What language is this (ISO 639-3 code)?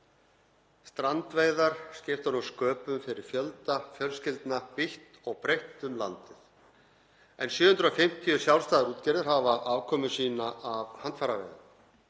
isl